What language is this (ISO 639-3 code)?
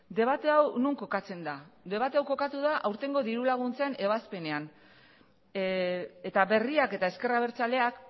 eus